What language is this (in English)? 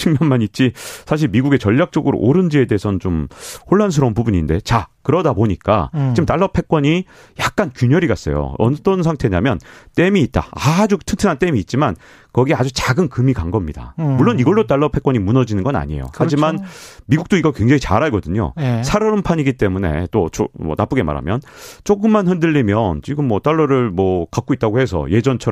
Korean